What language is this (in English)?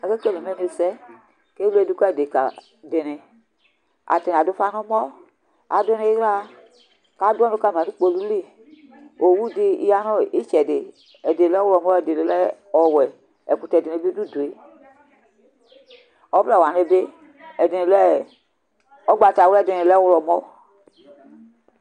Ikposo